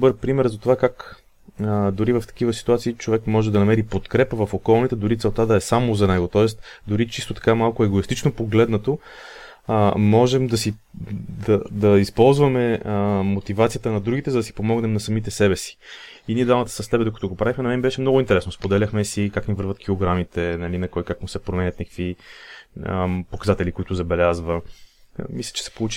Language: Bulgarian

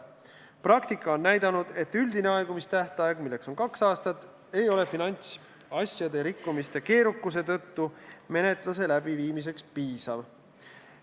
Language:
Estonian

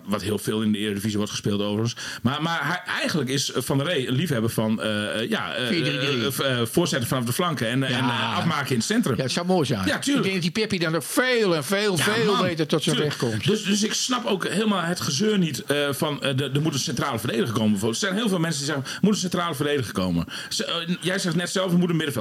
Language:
Dutch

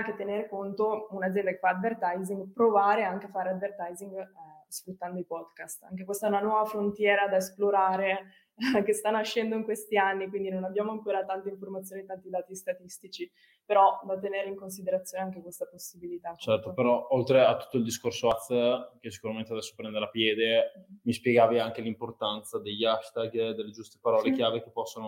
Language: Italian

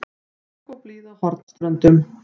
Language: Icelandic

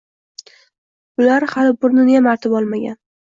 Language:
Uzbek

